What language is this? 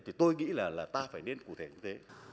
Vietnamese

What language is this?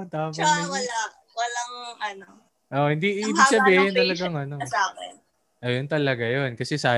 Filipino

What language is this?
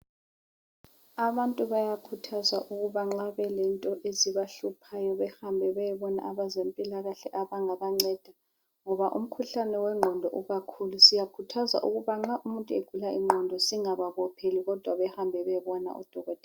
North Ndebele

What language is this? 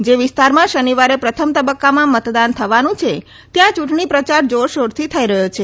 Gujarati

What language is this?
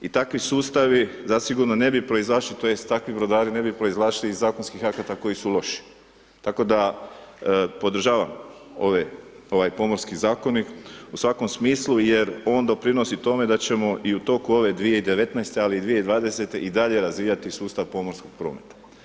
Croatian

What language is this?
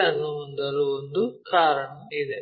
Kannada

